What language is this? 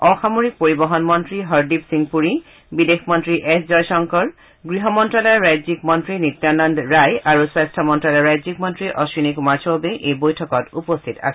Assamese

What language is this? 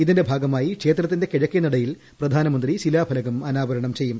Malayalam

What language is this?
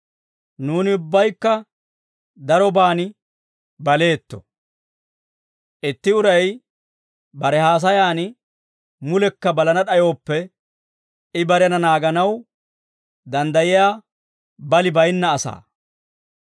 Dawro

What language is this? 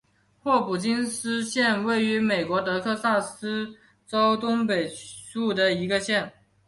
Chinese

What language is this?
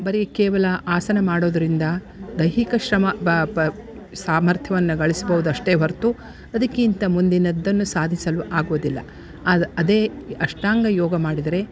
Kannada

